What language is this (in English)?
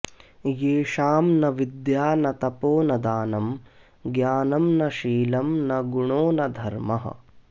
Sanskrit